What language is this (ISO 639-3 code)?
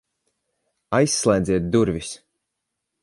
lav